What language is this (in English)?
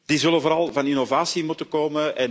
Dutch